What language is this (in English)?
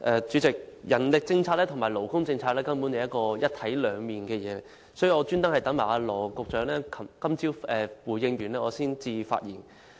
Cantonese